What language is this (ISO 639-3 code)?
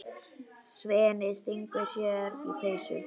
isl